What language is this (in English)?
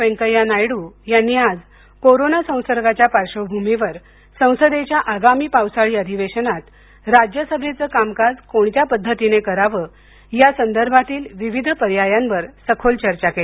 Marathi